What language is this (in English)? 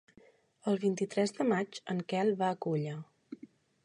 Catalan